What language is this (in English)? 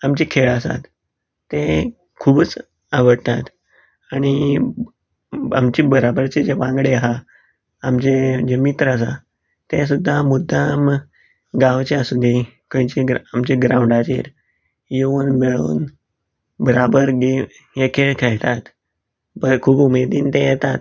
Konkani